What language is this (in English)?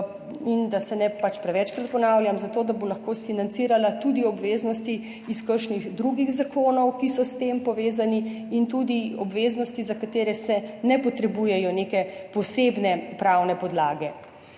Slovenian